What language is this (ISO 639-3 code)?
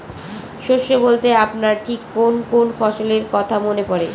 ben